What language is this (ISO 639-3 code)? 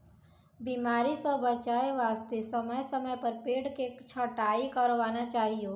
mai